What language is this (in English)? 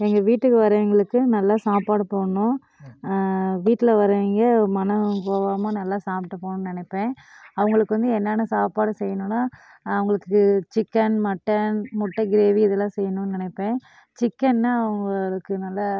Tamil